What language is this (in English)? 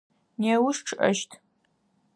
Adyghe